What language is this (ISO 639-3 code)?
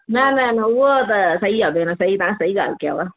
snd